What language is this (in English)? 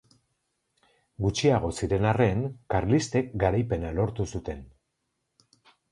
Basque